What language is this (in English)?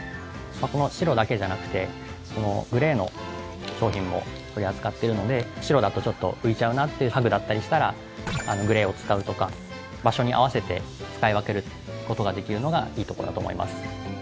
Japanese